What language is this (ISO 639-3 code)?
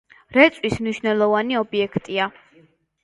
kat